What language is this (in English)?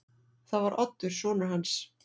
Icelandic